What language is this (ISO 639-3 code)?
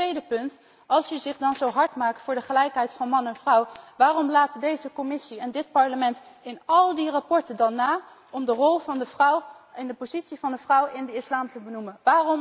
nld